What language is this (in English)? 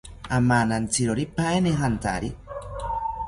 South Ucayali Ashéninka